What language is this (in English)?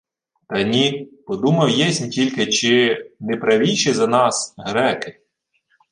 Ukrainian